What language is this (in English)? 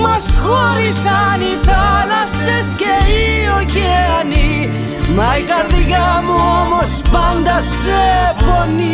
Greek